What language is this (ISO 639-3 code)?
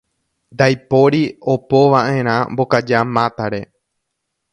grn